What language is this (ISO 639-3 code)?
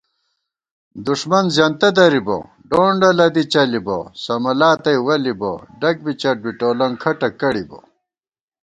gwt